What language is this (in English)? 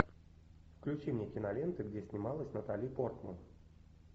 Russian